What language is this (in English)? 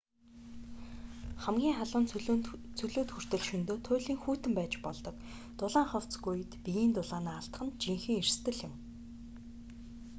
Mongolian